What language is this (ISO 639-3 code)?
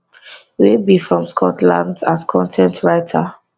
pcm